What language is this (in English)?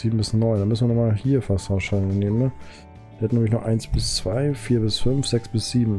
German